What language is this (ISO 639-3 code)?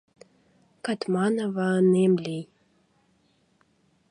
chm